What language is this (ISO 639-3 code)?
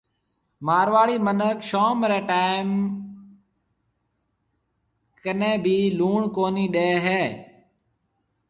mve